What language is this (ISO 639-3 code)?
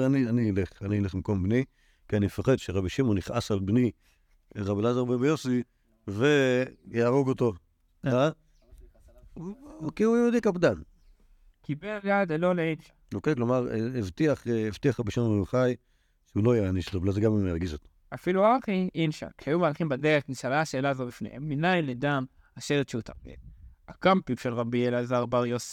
heb